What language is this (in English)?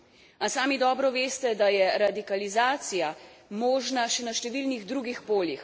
Slovenian